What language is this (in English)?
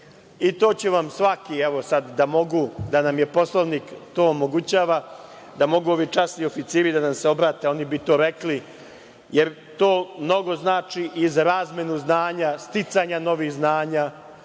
Serbian